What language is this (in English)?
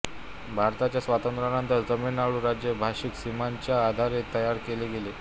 Marathi